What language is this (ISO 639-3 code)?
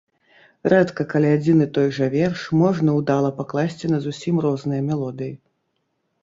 bel